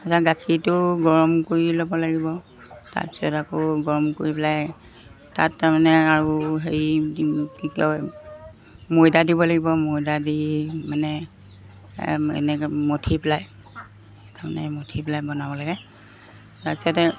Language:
Assamese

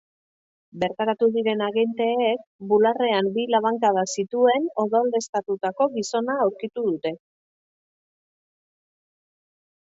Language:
Basque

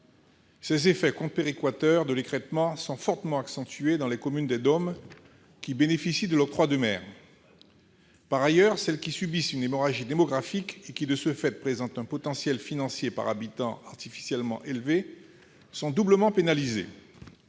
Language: French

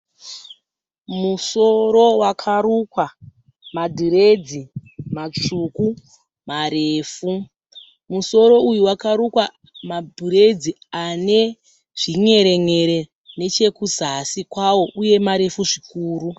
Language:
Shona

